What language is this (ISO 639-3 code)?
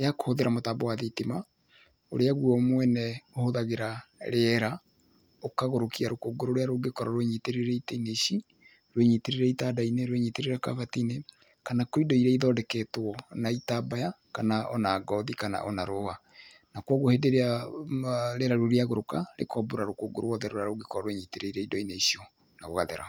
kik